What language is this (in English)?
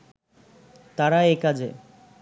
Bangla